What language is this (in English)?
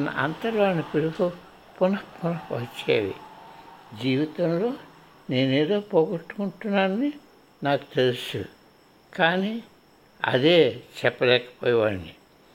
Telugu